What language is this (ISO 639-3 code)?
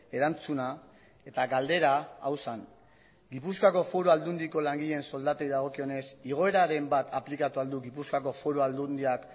eus